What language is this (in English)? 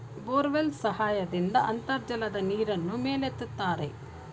Kannada